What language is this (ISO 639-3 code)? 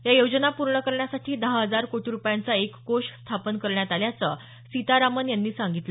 mar